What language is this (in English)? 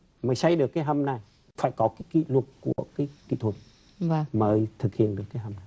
Vietnamese